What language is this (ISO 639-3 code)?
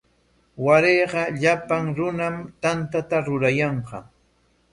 qwa